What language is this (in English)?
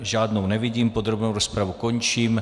Czech